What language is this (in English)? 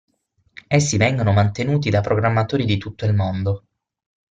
Italian